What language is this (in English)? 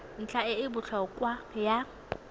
Tswana